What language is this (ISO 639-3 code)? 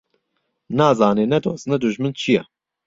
ckb